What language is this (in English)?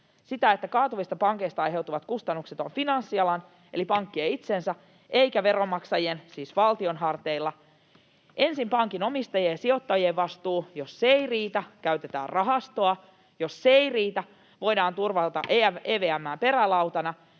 Finnish